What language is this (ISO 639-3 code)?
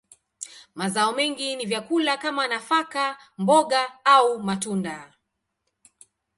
swa